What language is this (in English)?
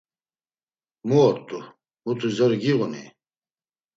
Laz